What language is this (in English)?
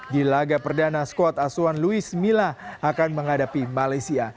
Indonesian